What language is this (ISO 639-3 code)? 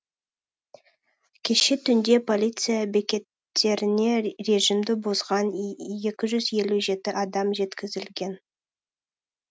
kaz